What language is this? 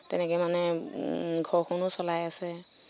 Assamese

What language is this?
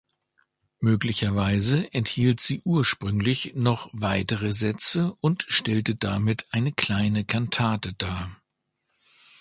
German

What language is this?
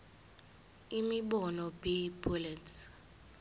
Zulu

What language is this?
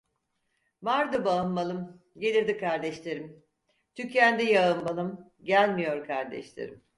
Turkish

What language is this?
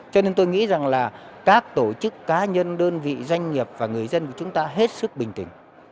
Vietnamese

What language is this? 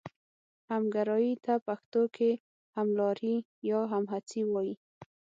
Pashto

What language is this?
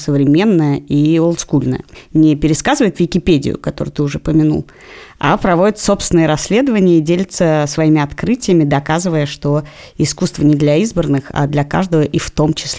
Russian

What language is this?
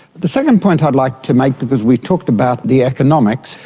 English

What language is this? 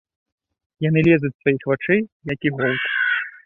Belarusian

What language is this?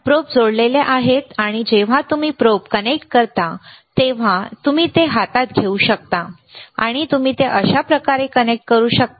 Marathi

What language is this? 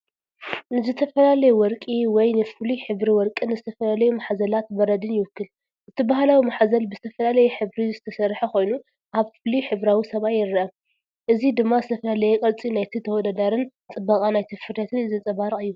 Tigrinya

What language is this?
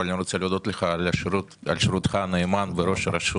Hebrew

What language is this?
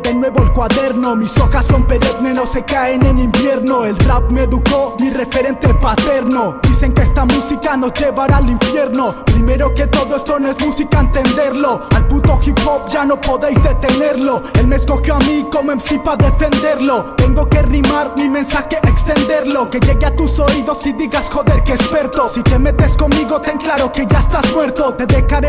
Spanish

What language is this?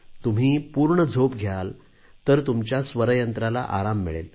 Marathi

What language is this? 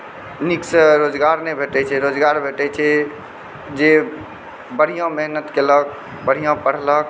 Maithili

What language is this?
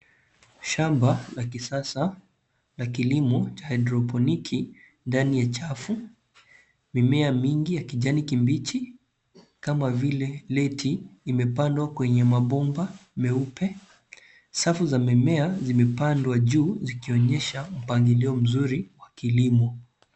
Swahili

